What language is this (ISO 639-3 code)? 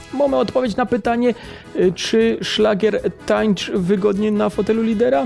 pol